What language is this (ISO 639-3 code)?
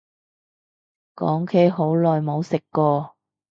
yue